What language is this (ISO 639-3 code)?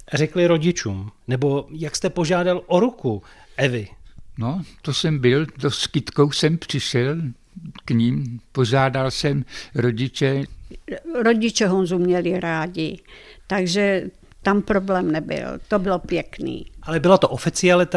ces